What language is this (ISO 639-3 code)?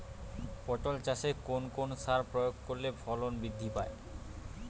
ben